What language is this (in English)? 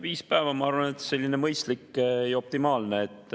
Estonian